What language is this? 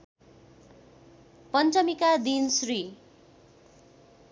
Nepali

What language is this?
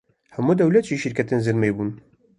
Kurdish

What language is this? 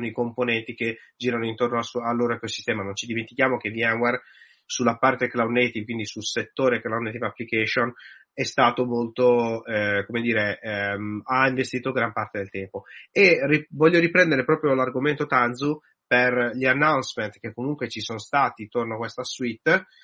Italian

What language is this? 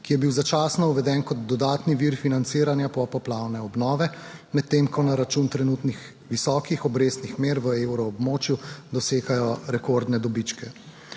Slovenian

